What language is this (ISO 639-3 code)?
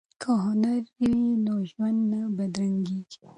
pus